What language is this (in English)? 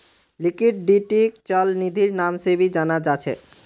Magahi